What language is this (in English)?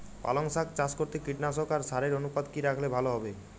Bangla